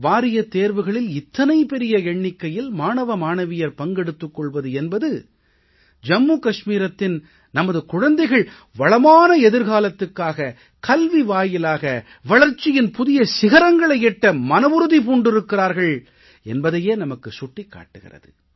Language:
Tamil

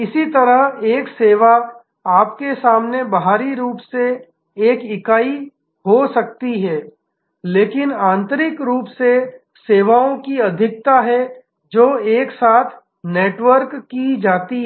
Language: Hindi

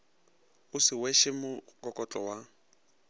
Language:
Northern Sotho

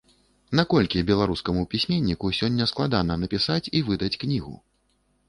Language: Belarusian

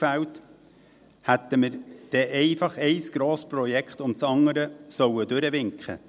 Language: Swiss German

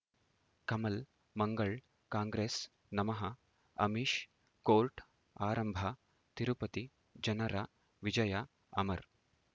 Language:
Kannada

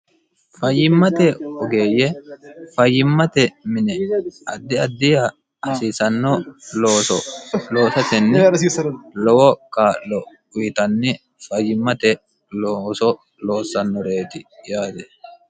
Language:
Sidamo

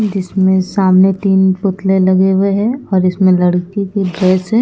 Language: Hindi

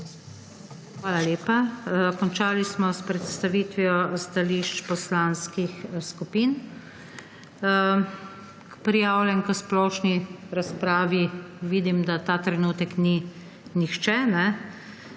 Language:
Slovenian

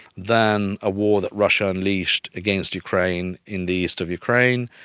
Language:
English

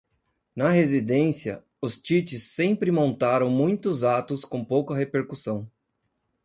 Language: Portuguese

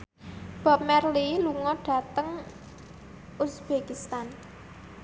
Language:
Javanese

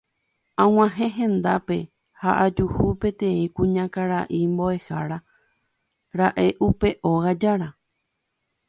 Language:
Guarani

